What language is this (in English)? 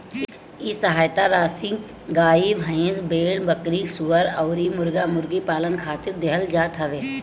Bhojpuri